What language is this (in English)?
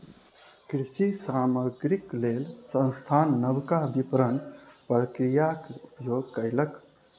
Maithili